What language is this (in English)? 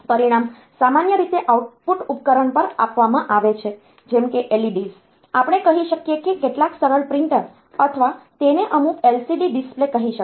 Gujarati